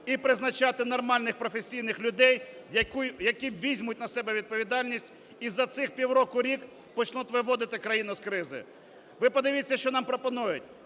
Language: Ukrainian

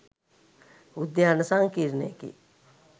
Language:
Sinhala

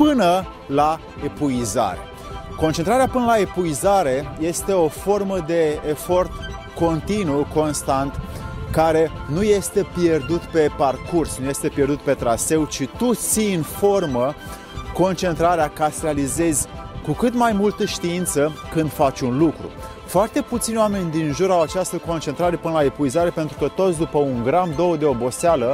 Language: Romanian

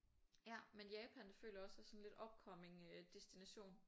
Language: Danish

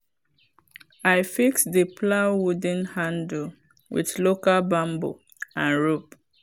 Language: Nigerian Pidgin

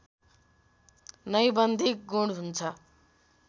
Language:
Nepali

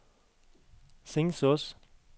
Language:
Norwegian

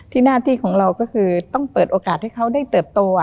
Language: Thai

